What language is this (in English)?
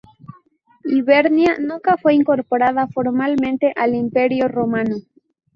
Spanish